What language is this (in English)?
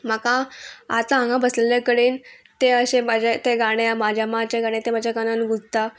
Konkani